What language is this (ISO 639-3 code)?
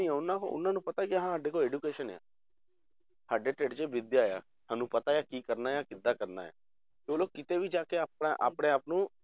pan